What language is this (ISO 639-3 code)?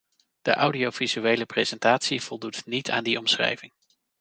nld